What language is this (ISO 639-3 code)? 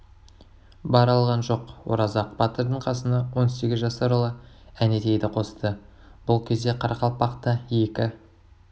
kaz